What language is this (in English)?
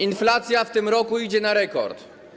Polish